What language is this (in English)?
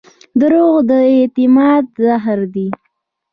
Pashto